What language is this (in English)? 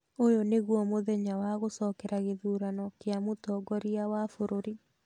Kikuyu